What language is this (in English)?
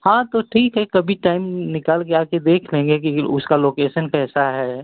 Hindi